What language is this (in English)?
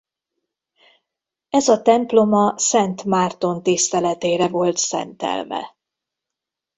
Hungarian